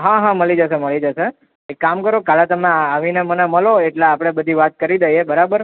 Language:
Gujarati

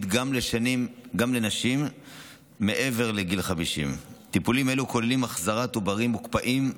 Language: Hebrew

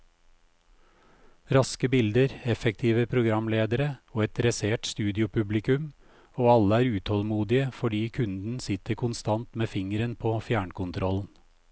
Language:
Norwegian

